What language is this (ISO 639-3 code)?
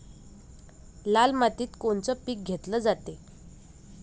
mar